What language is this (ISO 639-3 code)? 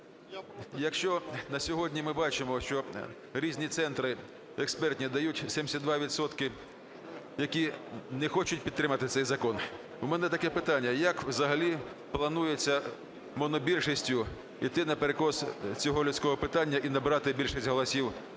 ukr